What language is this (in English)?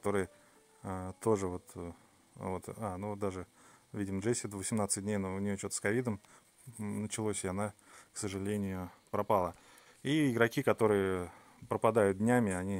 Russian